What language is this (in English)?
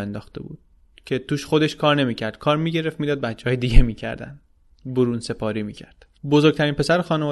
Persian